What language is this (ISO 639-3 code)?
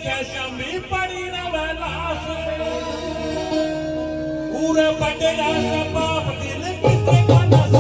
ara